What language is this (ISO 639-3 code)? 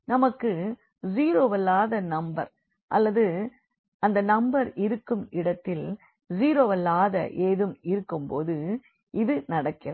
tam